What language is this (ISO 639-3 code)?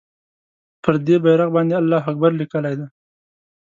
pus